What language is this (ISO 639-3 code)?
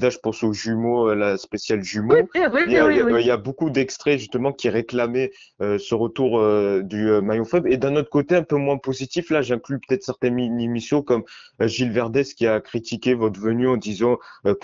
fra